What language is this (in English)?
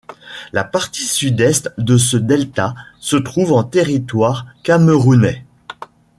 French